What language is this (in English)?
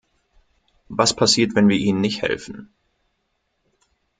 German